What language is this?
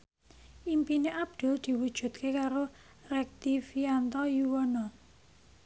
Javanese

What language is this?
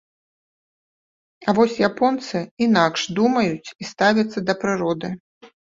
Belarusian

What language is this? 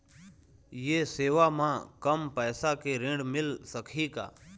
Chhattisgarhi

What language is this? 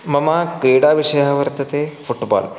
Sanskrit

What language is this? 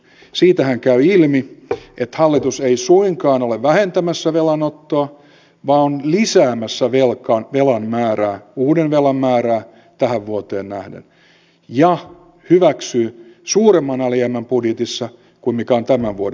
Finnish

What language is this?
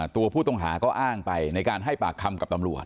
Thai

